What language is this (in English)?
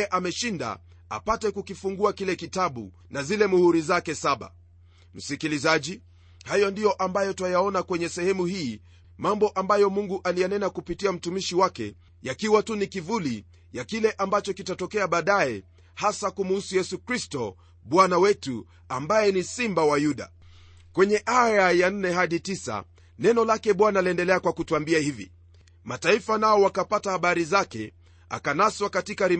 Swahili